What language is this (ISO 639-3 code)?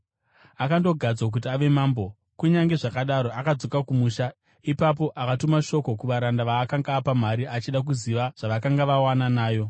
sna